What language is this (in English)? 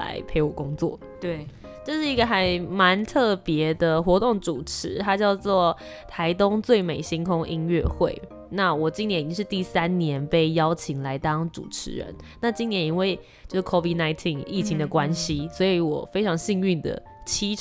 Chinese